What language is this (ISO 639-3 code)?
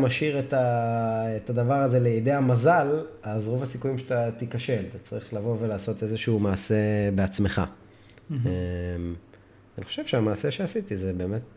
heb